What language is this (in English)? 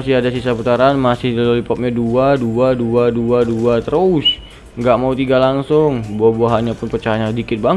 Indonesian